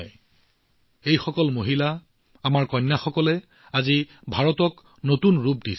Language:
Assamese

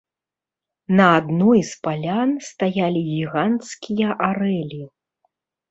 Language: Belarusian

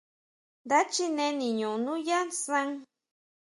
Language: Huautla Mazatec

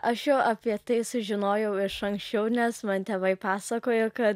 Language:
Lithuanian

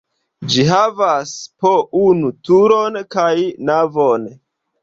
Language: Esperanto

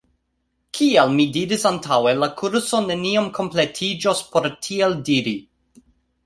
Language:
Esperanto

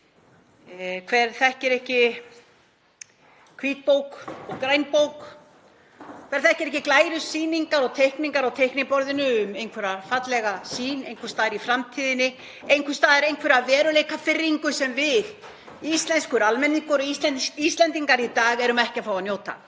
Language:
Icelandic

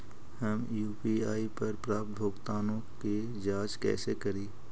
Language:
Magahi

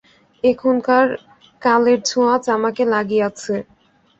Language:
Bangla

